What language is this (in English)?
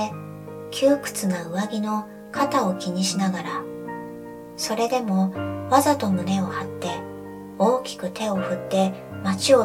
Japanese